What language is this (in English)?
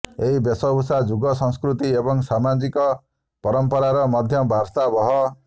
Odia